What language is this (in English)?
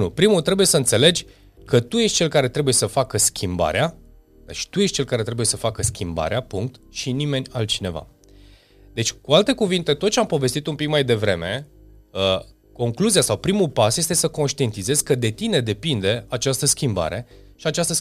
Romanian